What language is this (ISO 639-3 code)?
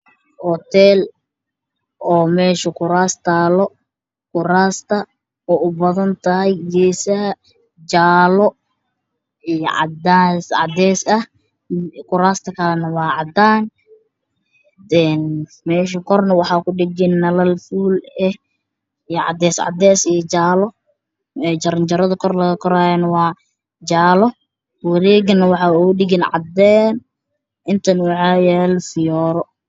som